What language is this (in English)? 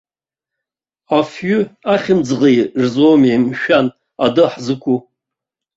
Abkhazian